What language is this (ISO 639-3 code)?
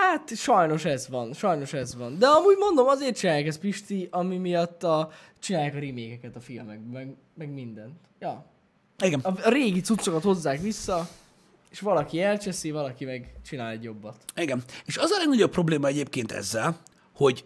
hun